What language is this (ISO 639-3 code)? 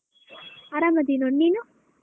kan